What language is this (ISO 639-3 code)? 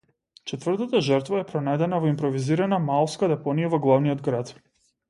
mkd